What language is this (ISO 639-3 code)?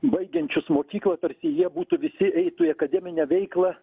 lit